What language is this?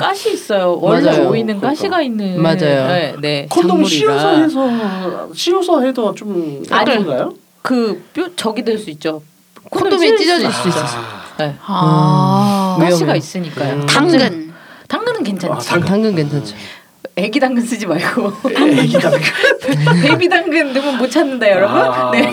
Korean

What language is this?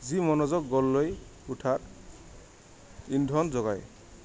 Assamese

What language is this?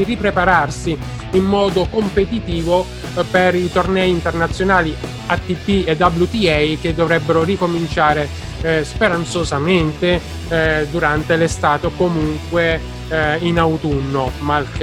Italian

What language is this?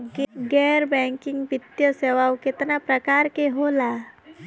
Bhojpuri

